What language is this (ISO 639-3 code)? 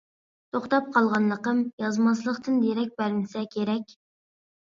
uig